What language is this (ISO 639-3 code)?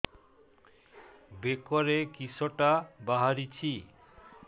ori